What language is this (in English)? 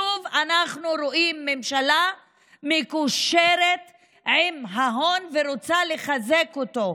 Hebrew